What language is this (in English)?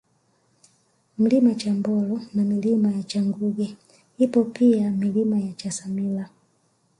Swahili